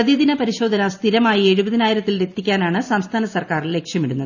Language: Malayalam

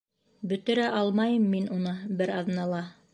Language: Bashkir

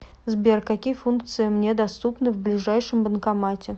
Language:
Russian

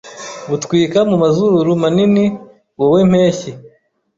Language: Kinyarwanda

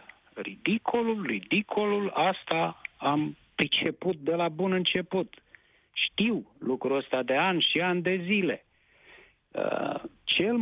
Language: Romanian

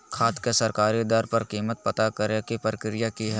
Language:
Magahi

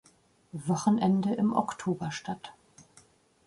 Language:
German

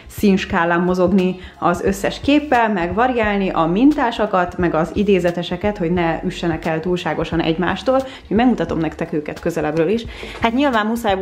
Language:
Hungarian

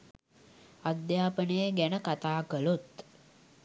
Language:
Sinhala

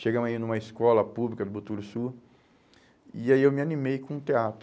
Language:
Portuguese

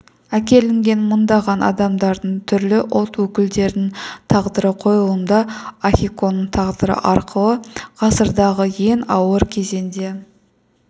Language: Kazakh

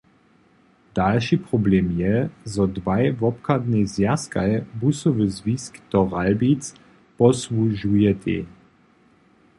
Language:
Upper Sorbian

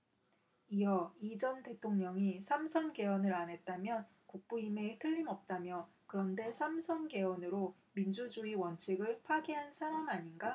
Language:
Korean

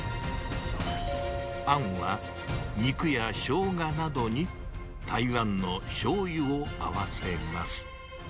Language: Japanese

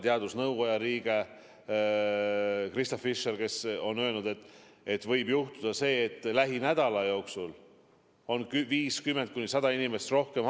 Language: Estonian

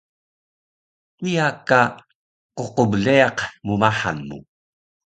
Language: Taroko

